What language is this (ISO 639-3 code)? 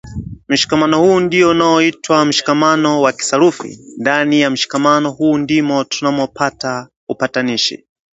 swa